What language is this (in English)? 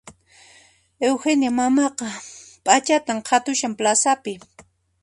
Puno Quechua